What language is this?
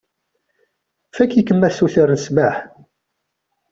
Kabyle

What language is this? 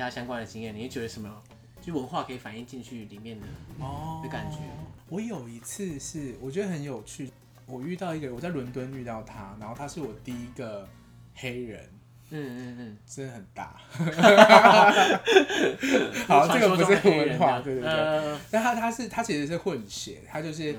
Chinese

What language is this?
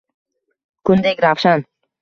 Uzbek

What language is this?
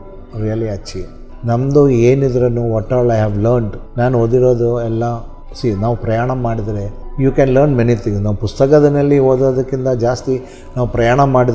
Kannada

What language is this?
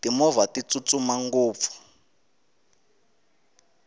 Tsonga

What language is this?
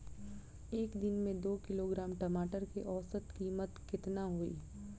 Bhojpuri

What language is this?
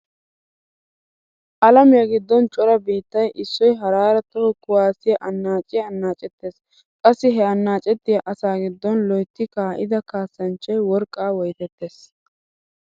Wolaytta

